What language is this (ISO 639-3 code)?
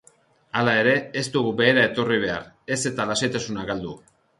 eus